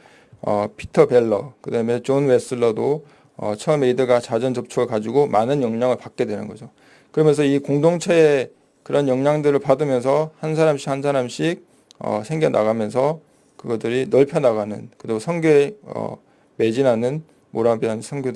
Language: Korean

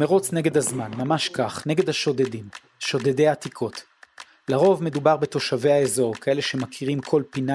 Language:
Hebrew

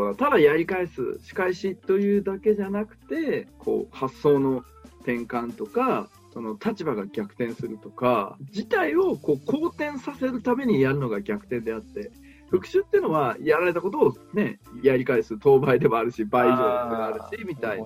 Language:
Japanese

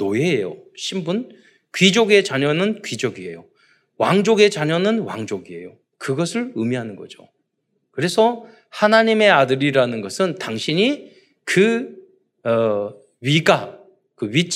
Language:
Korean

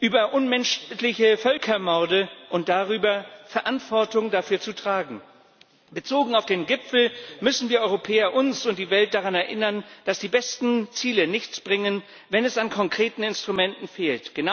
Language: German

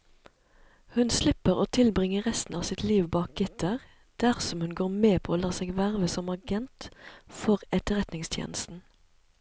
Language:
Norwegian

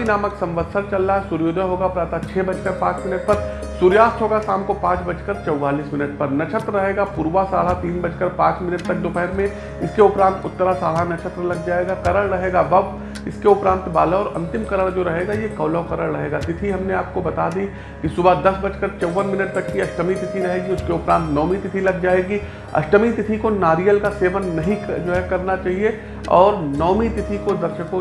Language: Hindi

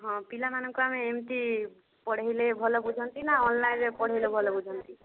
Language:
Odia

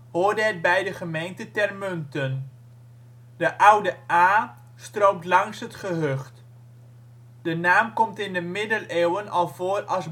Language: Dutch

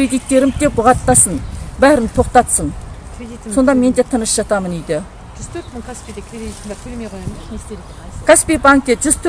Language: Kazakh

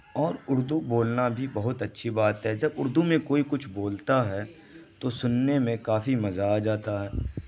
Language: Urdu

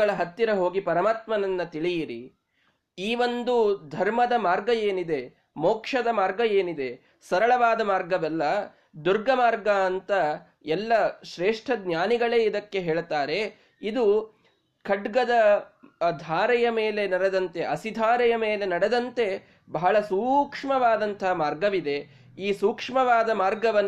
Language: Kannada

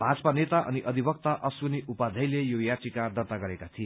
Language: Nepali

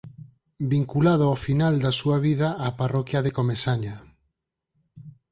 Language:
Galician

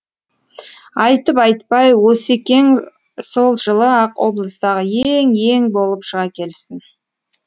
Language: Kazakh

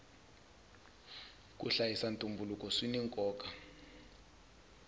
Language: Tsonga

